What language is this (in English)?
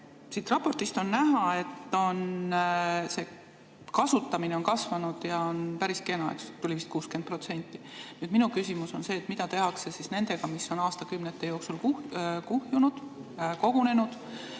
Estonian